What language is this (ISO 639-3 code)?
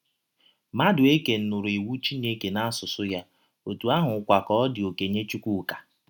ibo